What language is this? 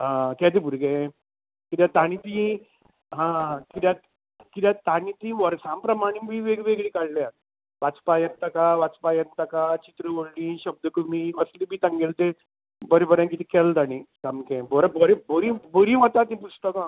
Konkani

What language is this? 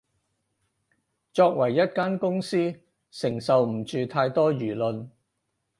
Cantonese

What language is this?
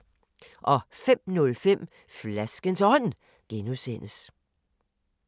Danish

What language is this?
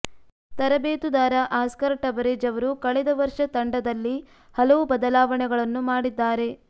Kannada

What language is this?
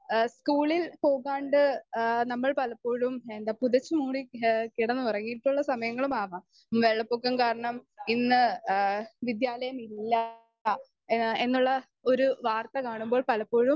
Malayalam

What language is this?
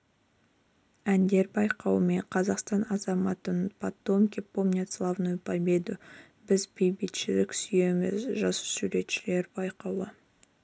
Kazakh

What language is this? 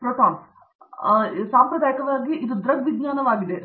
Kannada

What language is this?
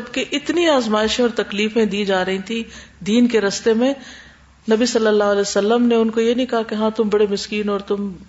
Urdu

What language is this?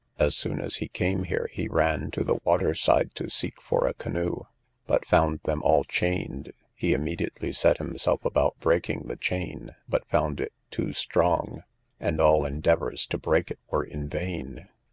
English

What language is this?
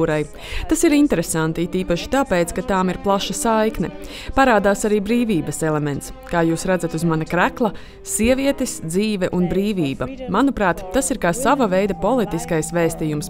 Latvian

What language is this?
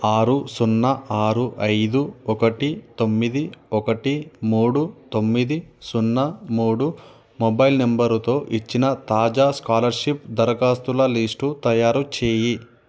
Telugu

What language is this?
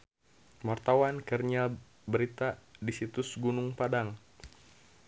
Sundanese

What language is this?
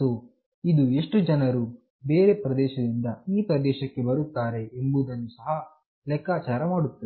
Kannada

